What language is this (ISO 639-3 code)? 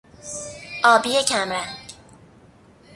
fas